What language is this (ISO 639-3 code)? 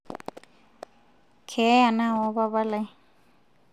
mas